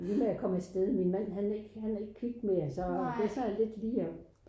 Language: Danish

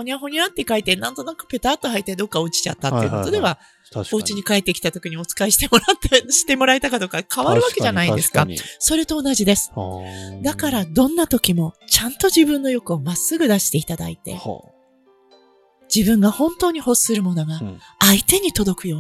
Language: Japanese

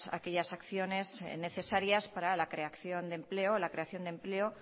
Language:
Spanish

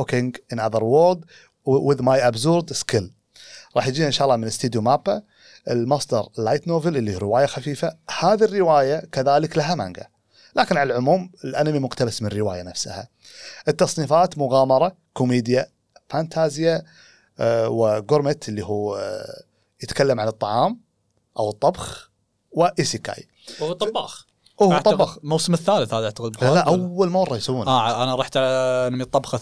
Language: Arabic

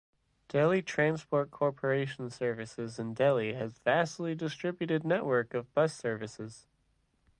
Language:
English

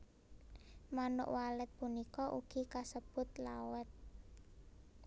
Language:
Javanese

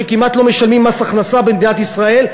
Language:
Hebrew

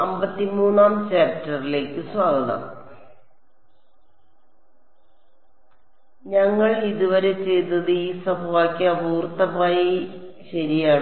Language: Malayalam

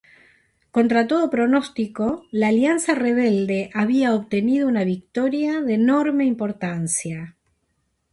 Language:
Spanish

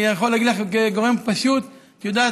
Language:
Hebrew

